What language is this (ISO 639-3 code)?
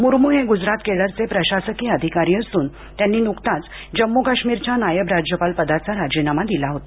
mar